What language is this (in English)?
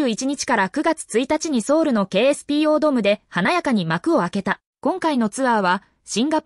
Japanese